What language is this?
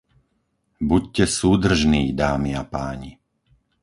Slovak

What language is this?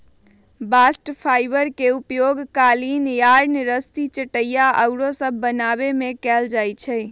Magahi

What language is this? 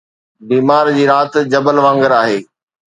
Sindhi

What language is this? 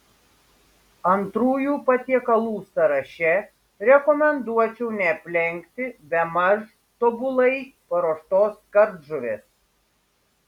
Lithuanian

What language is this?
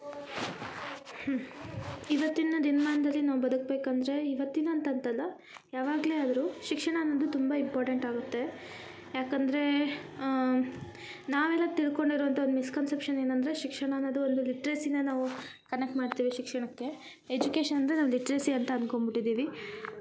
Kannada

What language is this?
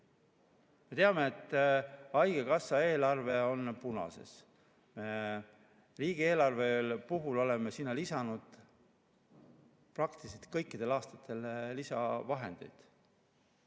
Estonian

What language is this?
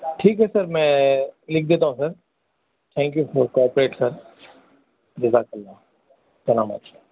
Urdu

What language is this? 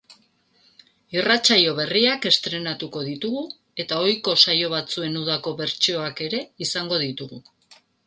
Basque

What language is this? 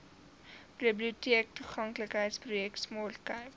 Afrikaans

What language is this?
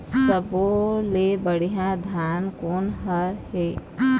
Chhattisgarhi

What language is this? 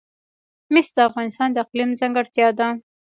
Pashto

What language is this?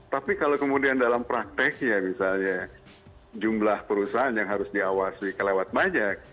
Indonesian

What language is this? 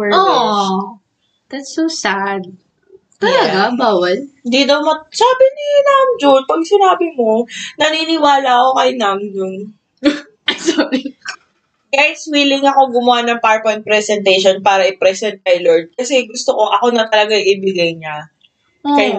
Filipino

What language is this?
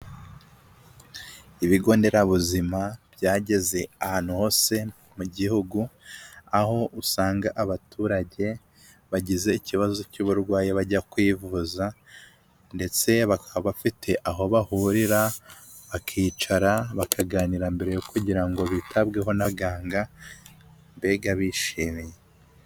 Kinyarwanda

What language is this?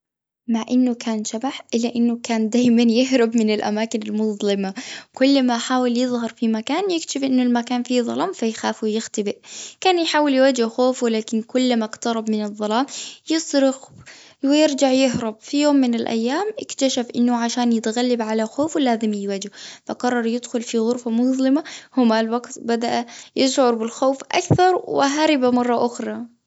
Gulf Arabic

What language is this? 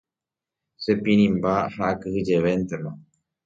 Guarani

